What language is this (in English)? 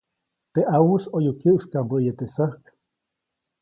Copainalá Zoque